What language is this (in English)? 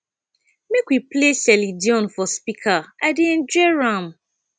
Nigerian Pidgin